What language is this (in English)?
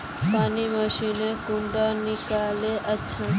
Magahi